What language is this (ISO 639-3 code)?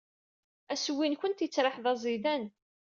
kab